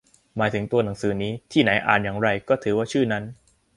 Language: Thai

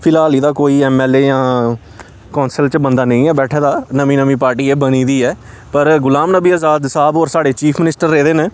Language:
Dogri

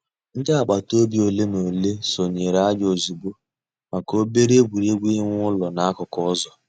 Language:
Igbo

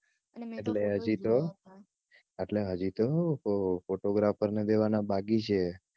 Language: Gujarati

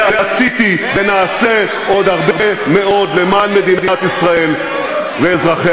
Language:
Hebrew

